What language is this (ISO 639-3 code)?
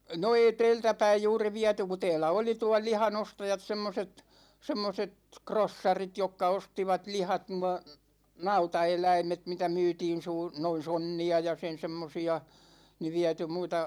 fin